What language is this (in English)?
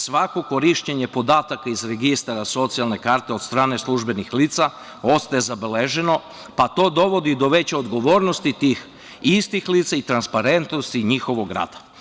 Serbian